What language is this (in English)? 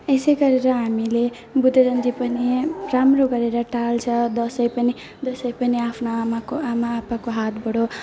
Nepali